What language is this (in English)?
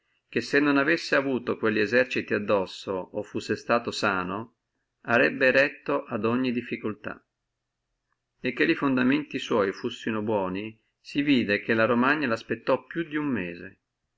Italian